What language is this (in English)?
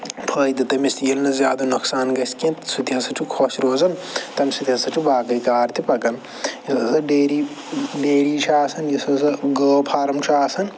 Kashmiri